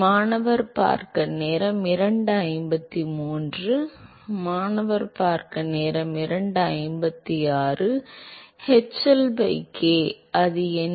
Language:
Tamil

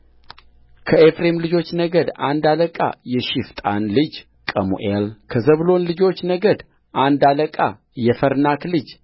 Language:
Amharic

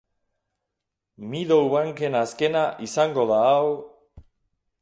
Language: Basque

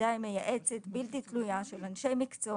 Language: Hebrew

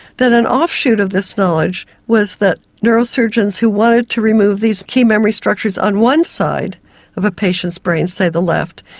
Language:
English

